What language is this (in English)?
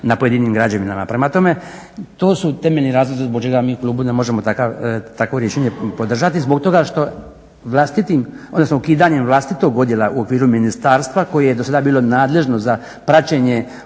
Croatian